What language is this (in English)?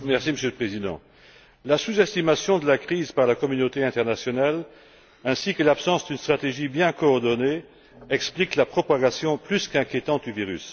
French